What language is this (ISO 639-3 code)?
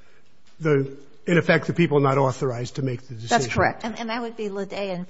eng